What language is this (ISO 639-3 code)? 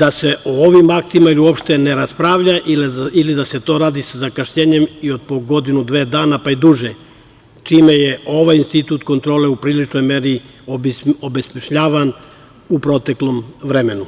srp